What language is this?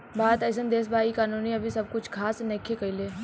Bhojpuri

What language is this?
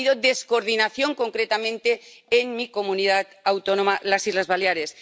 Spanish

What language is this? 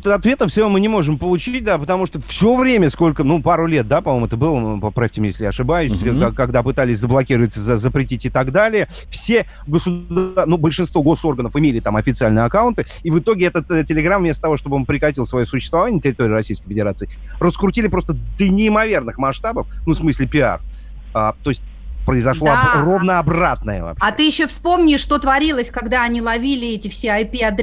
Russian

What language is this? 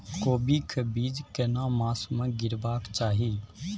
Maithili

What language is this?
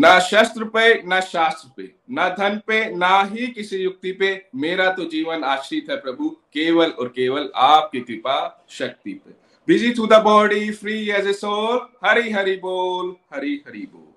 Hindi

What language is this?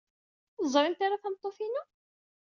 Kabyle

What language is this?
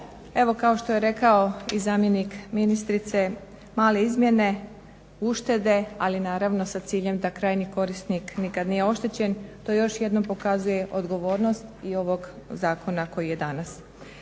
Croatian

